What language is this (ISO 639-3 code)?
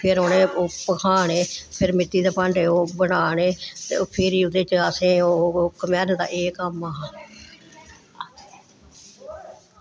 doi